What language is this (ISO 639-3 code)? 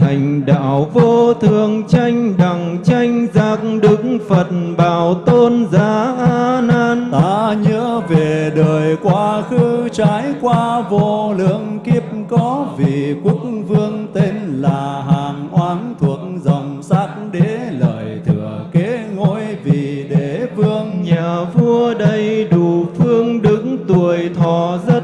vie